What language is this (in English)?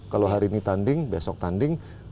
Indonesian